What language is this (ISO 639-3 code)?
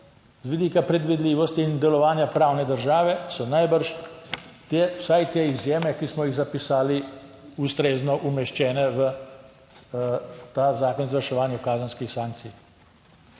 slv